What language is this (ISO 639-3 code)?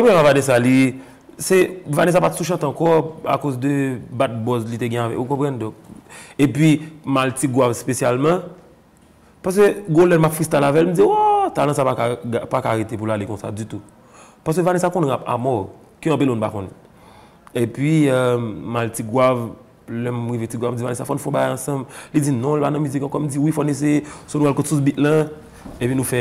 fra